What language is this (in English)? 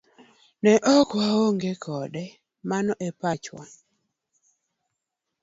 Luo (Kenya and Tanzania)